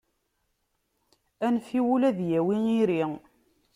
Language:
Kabyle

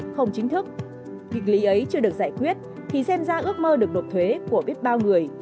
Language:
Vietnamese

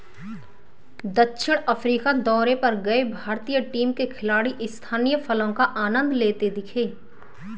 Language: Hindi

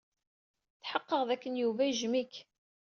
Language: Kabyle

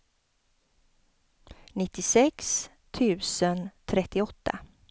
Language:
Swedish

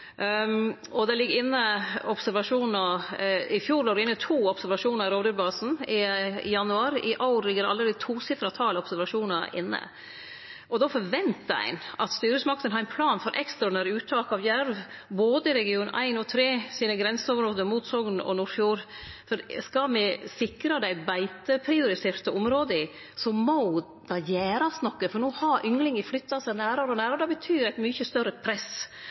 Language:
Norwegian Nynorsk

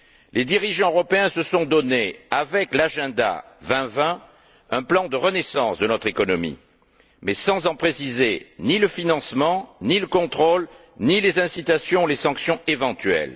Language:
French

